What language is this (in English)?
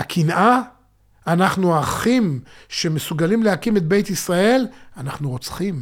Hebrew